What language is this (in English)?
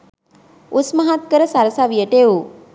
Sinhala